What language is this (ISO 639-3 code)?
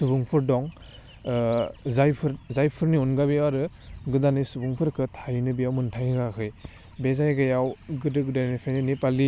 brx